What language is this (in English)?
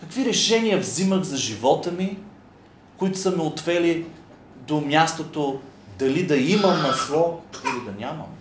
Bulgarian